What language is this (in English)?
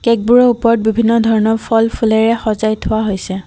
Assamese